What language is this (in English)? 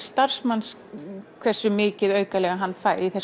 Icelandic